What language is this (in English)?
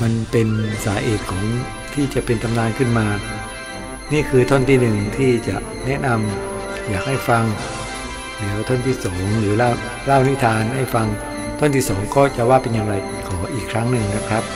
Thai